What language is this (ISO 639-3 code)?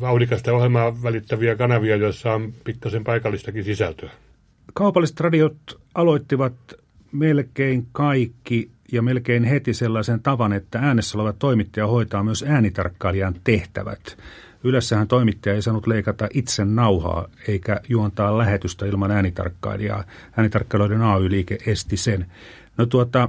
fin